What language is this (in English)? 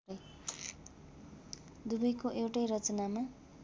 Nepali